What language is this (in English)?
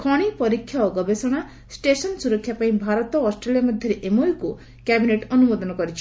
Odia